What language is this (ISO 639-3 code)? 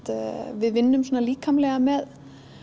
isl